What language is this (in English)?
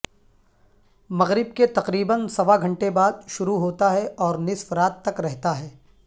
Urdu